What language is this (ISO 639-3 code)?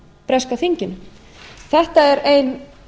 isl